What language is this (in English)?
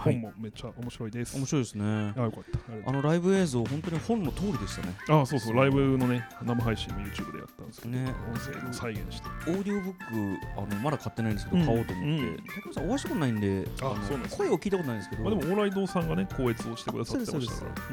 Japanese